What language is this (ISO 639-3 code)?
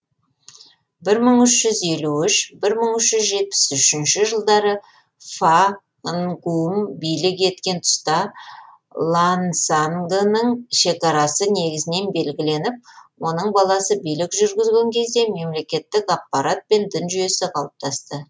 kaz